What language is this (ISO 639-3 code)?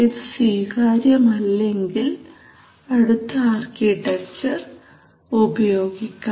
mal